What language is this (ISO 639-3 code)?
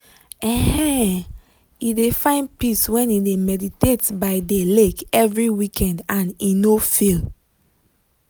pcm